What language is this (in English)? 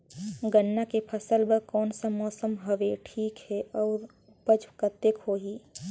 Chhattisgarhi